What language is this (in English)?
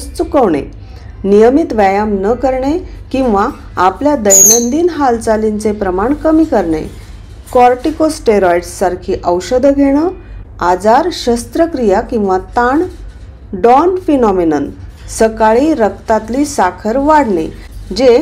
Marathi